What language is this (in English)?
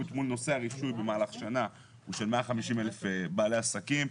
Hebrew